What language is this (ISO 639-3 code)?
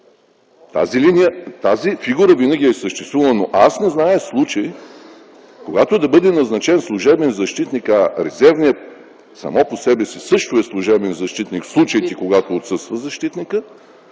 bul